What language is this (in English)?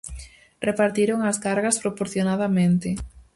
Galician